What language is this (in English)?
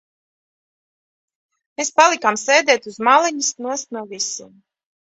Latvian